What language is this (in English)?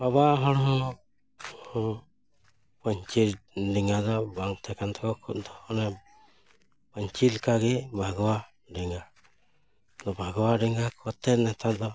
Santali